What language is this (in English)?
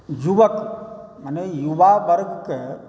Maithili